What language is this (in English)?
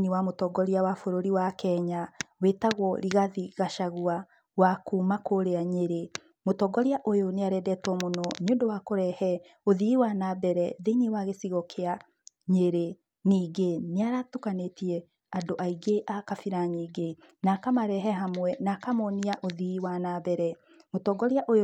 Kikuyu